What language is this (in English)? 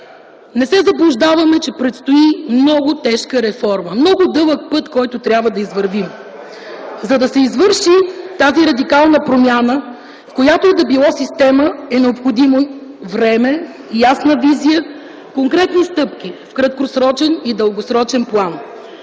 Bulgarian